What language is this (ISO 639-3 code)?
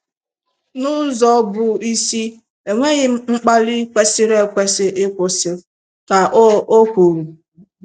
ibo